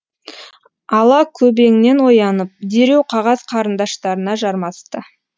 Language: Kazakh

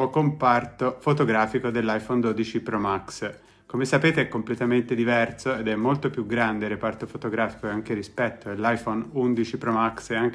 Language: Italian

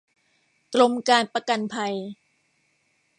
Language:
Thai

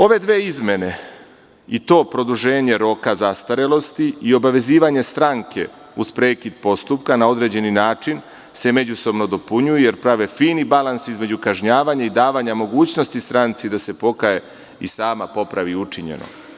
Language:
Serbian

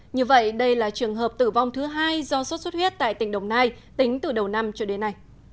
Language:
Vietnamese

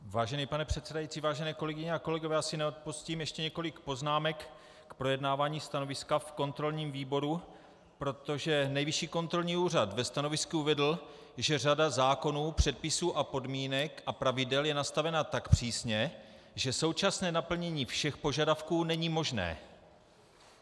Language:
Czech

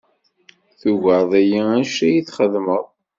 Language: Kabyle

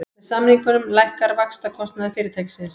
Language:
Icelandic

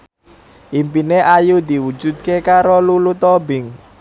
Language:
Javanese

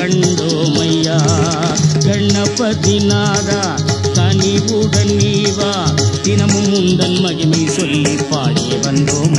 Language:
Tamil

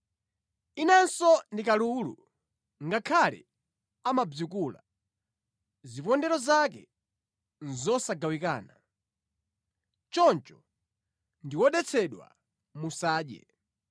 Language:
Nyanja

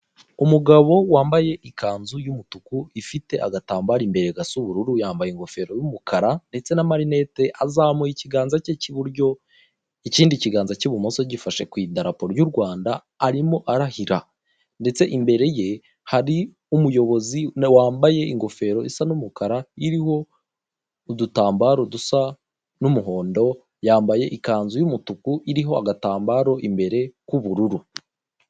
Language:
Kinyarwanda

